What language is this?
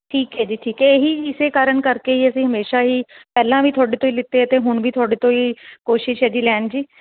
Punjabi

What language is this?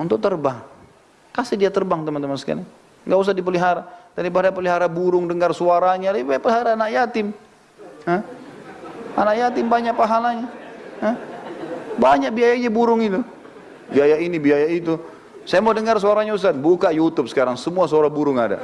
Indonesian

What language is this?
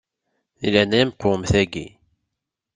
Kabyle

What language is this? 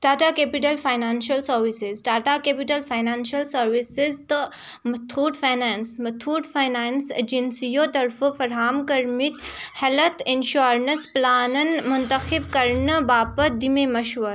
Kashmiri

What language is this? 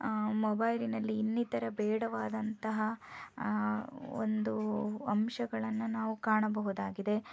Kannada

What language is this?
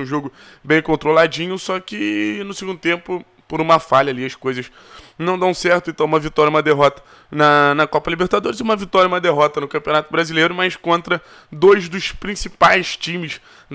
Portuguese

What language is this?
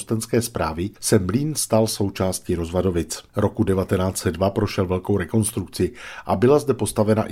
Czech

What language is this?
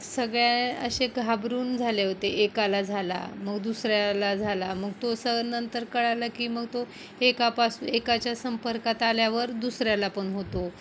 Marathi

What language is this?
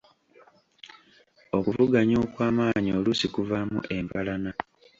Ganda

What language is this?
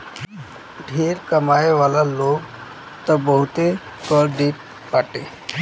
Bhojpuri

